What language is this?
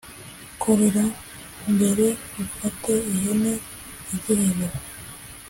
Kinyarwanda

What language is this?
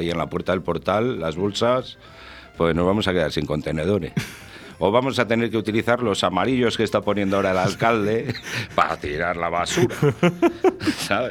Spanish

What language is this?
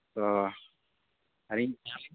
Santali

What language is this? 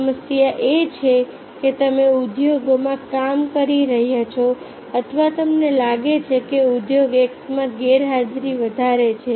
Gujarati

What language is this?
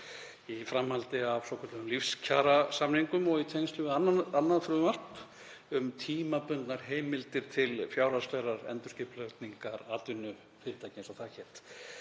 Icelandic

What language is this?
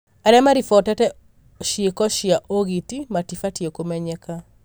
Kikuyu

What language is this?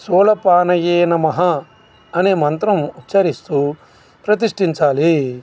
Telugu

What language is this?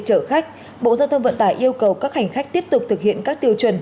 Vietnamese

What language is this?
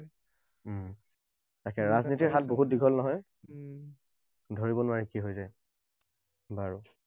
Assamese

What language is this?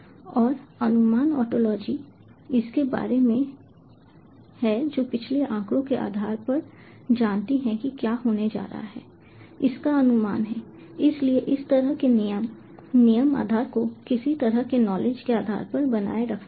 Hindi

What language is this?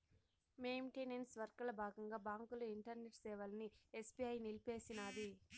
Telugu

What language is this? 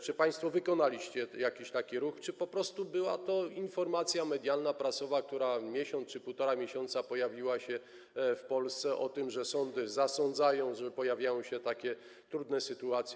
Polish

